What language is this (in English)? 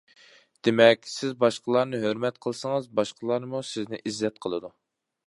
Uyghur